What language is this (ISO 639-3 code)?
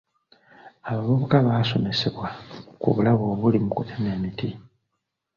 lug